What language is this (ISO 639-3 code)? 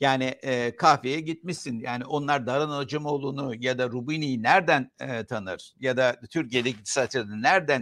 tur